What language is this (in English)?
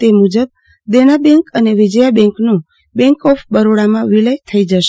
Gujarati